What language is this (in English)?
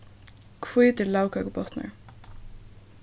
Faroese